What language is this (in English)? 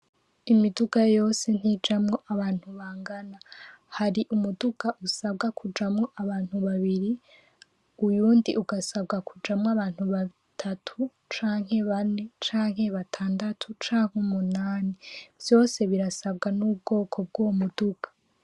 Rundi